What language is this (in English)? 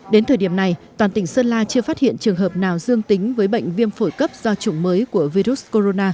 Vietnamese